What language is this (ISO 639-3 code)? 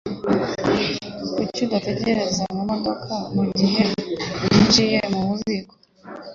kin